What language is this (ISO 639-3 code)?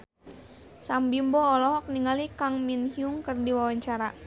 sun